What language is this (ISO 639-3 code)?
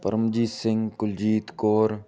pan